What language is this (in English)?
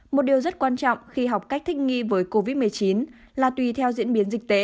Vietnamese